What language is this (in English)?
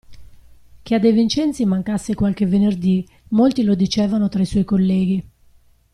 Italian